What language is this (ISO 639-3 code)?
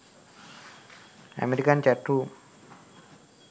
sin